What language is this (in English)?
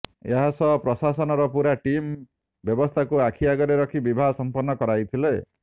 Odia